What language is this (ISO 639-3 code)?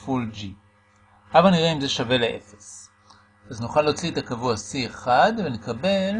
heb